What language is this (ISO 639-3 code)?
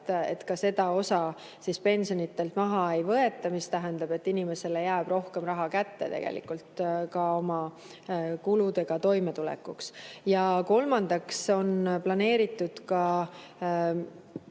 est